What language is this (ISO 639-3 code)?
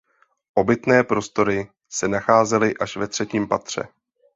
ces